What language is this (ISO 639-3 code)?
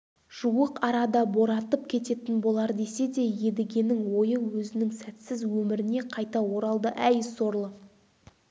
kaz